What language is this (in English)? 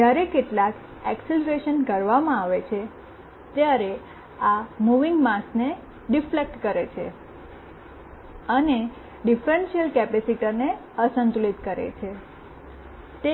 Gujarati